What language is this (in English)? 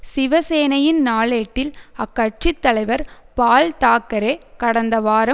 Tamil